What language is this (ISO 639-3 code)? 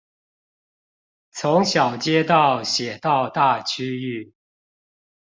zho